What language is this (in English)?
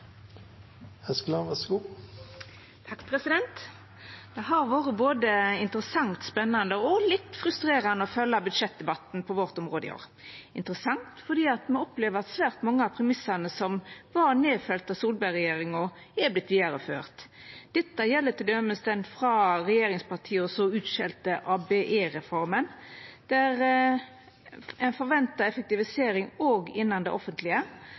Norwegian